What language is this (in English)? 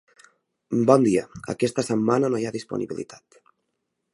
Catalan